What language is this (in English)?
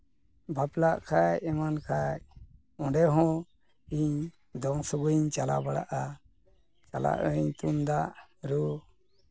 Santali